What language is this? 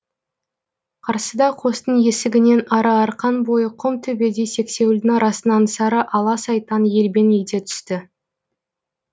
Kazakh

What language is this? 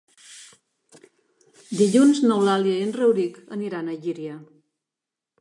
Catalan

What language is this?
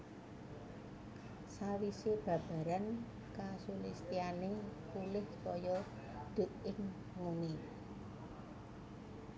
Javanese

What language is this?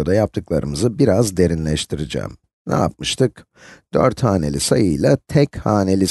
Turkish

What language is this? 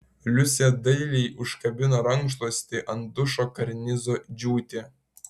Lithuanian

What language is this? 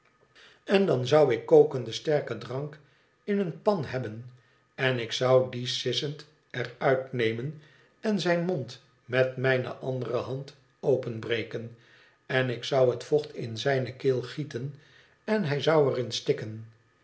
Dutch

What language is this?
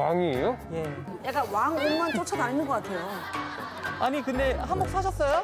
Korean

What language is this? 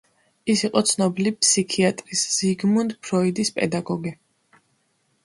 Georgian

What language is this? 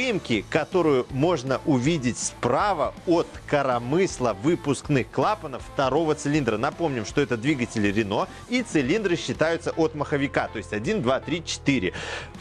Russian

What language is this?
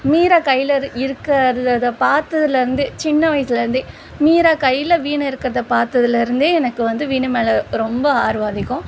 Tamil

